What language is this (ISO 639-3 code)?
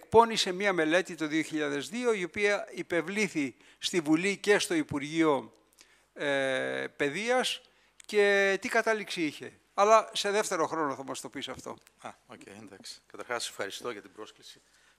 ell